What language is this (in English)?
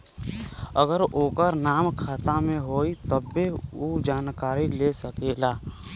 Bhojpuri